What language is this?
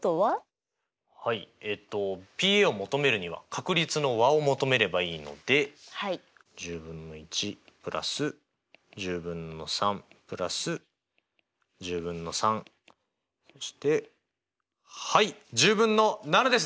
Japanese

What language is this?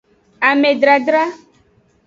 Aja (Benin)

